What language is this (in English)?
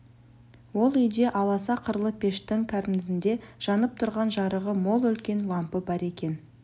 Kazakh